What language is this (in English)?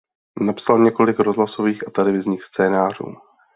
Czech